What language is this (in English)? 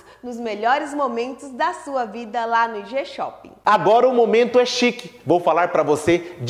Portuguese